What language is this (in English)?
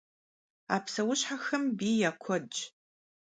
Kabardian